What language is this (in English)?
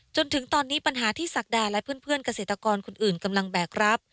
Thai